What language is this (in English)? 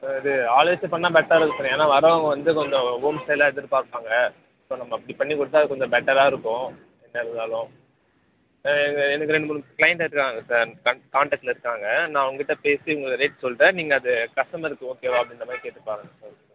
Tamil